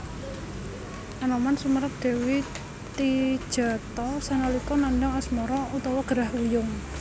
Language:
Javanese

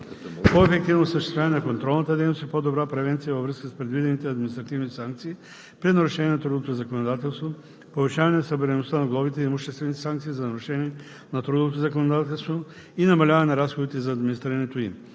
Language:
Bulgarian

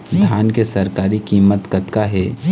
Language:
Chhattisgarhi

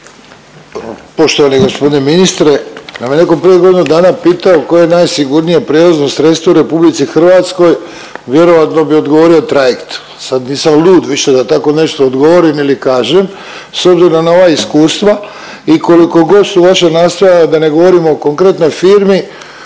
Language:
Croatian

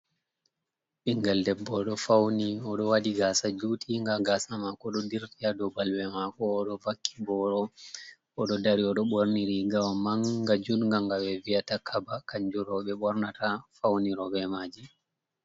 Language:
Fula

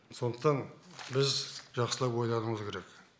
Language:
Kazakh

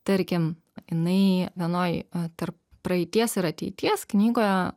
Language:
Lithuanian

